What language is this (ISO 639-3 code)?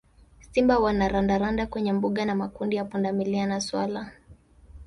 swa